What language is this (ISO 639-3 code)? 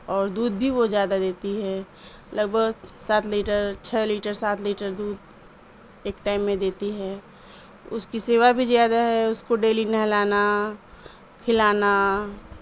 urd